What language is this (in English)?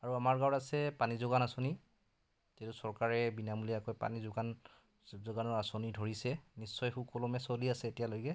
Assamese